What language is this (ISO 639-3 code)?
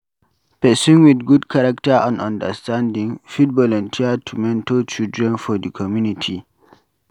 pcm